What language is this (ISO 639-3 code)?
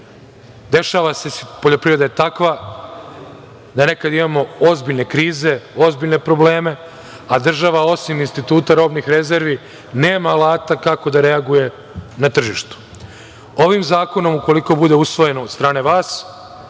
srp